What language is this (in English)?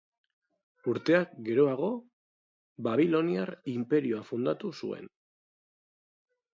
Basque